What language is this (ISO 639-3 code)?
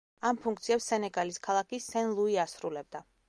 kat